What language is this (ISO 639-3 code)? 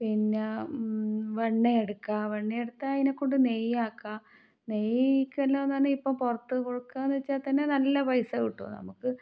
mal